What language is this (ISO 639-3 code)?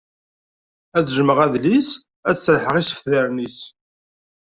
kab